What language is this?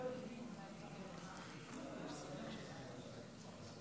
Hebrew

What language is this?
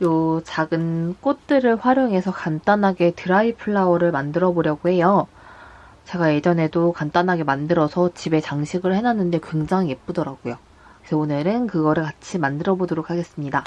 Korean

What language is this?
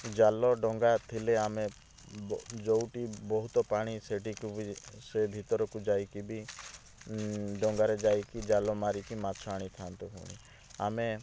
Odia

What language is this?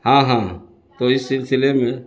Urdu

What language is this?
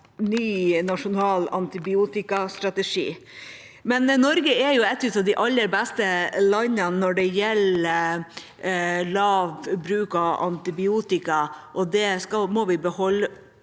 Norwegian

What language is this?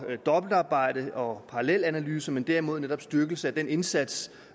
Danish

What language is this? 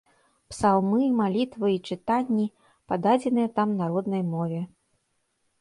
Belarusian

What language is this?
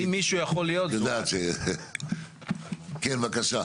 Hebrew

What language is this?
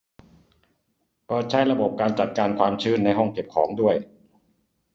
Thai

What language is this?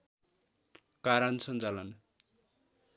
Nepali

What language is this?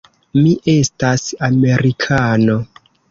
Esperanto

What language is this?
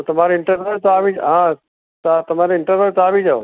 Gujarati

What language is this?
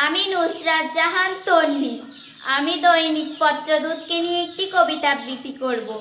Thai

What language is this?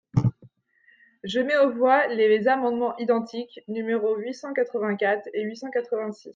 French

